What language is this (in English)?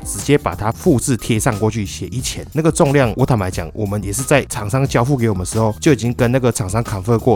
Chinese